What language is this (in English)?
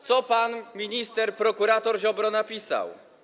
Polish